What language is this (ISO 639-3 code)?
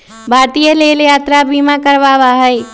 mag